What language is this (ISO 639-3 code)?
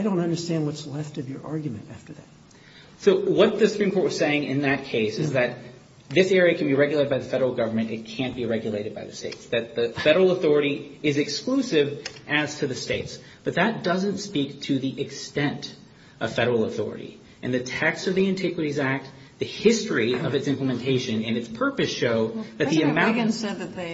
eng